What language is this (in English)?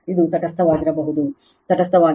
Kannada